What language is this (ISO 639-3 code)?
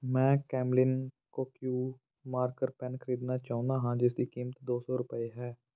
pan